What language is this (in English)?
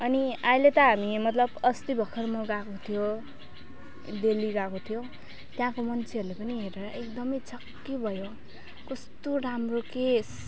Nepali